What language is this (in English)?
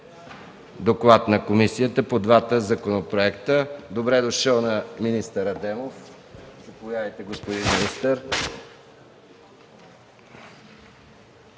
Bulgarian